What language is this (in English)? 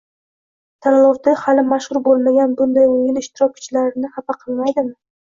Uzbek